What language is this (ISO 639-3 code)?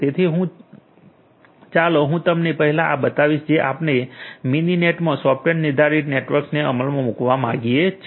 guj